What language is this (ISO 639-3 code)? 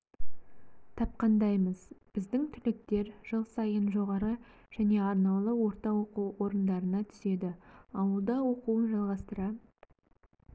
kaz